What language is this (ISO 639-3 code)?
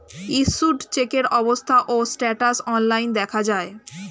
ben